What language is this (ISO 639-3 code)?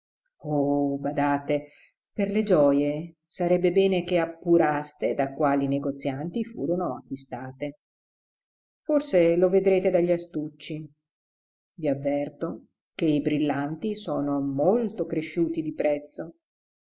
ita